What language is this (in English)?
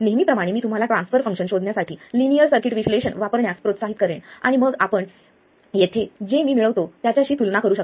Marathi